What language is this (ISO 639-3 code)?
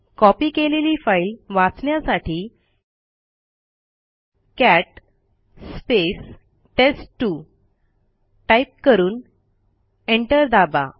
mar